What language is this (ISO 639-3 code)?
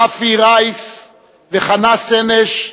heb